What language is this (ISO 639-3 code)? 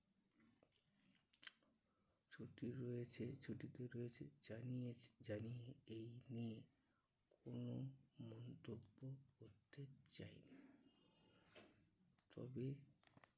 ben